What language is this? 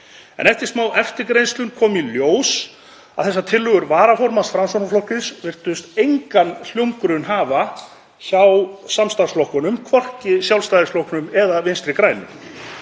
Icelandic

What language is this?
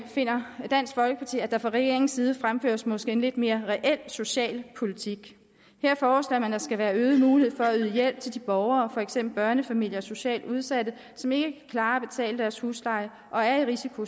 Danish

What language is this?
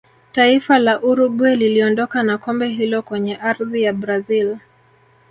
Swahili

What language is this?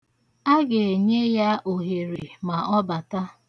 Igbo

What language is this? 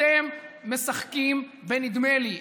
Hebrew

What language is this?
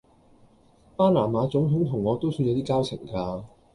Cantonese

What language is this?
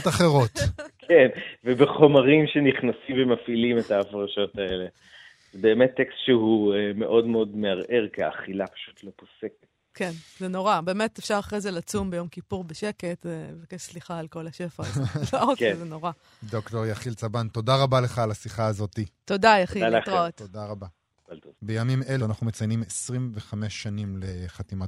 Hebrew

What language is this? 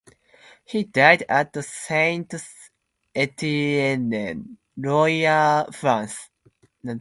English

